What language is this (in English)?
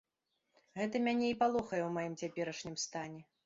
Belarusian